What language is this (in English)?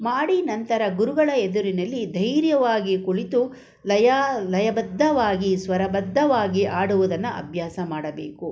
Kannada